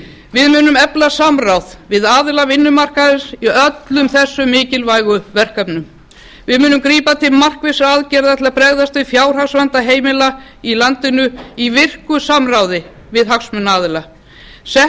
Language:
Icelandic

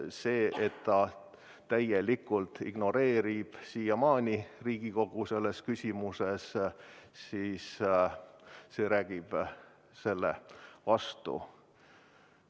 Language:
Estonian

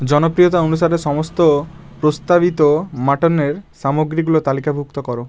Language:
Bangla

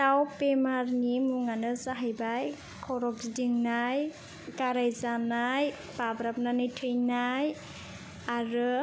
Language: Bodo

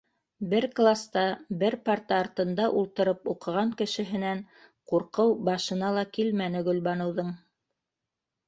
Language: Bashkir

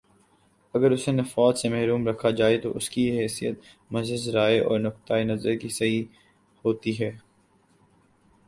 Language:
Urdu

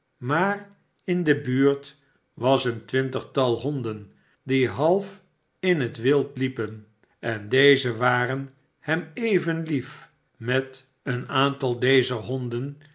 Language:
Dutch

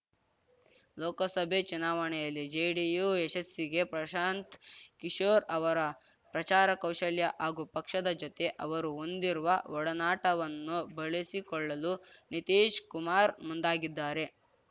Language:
Kannada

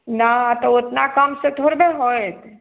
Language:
Maithili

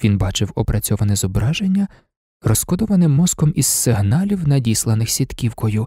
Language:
Ukrainian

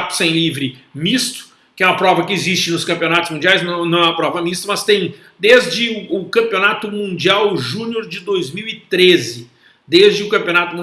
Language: Portuguese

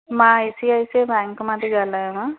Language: Sindhi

